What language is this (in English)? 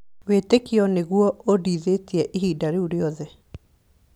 Kikuyu